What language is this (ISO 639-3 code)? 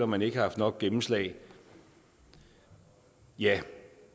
dan